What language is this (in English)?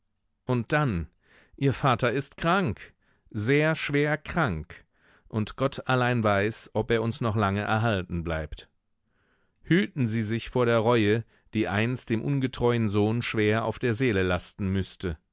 German